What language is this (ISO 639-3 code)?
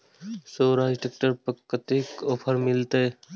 mai